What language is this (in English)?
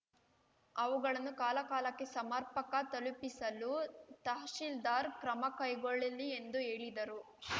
Kannada